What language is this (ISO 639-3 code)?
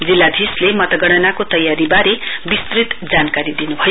nep